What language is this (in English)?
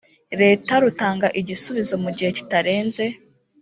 Kinyarwanda